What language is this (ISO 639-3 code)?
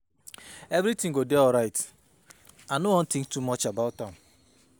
pcm